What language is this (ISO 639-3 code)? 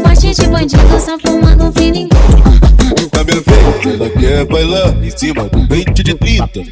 ron